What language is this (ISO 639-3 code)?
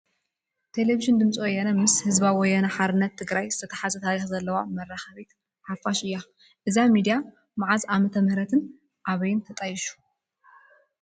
tir